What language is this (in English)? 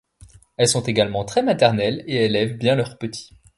French